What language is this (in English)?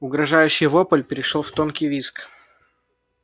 Russian